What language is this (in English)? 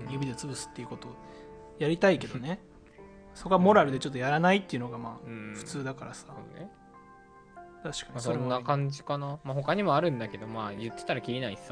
Japanese